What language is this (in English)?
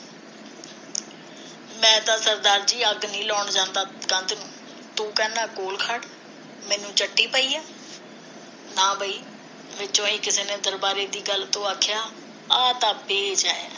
Punjabi